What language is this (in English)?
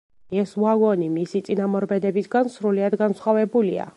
Georgian